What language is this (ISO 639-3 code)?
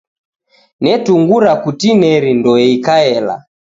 dav